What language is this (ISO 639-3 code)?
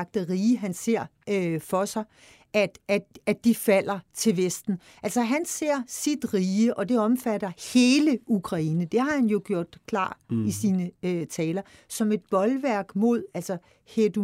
dan